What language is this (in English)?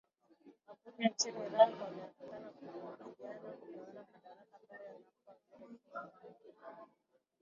Swahili